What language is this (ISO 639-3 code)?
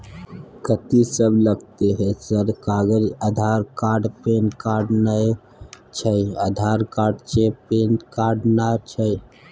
mai